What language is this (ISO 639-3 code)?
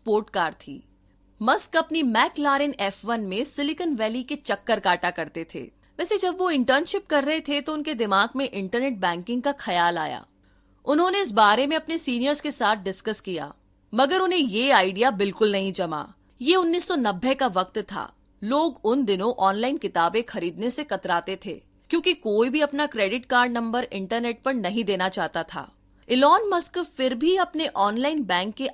hin